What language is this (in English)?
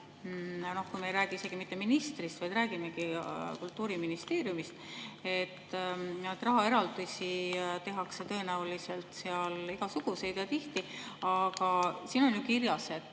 Estonian